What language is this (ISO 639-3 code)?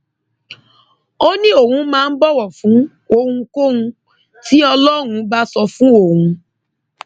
yor